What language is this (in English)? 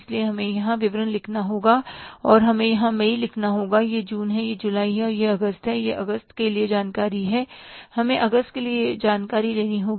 Hindi